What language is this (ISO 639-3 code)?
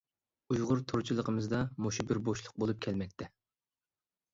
uig